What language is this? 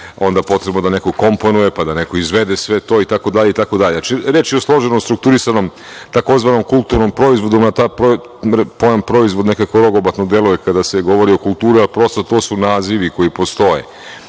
Serbian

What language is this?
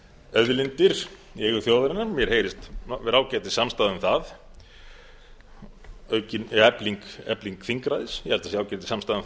Icelandic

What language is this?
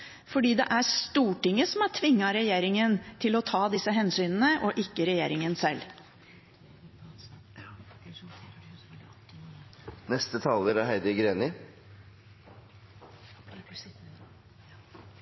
Norwegian Bokmål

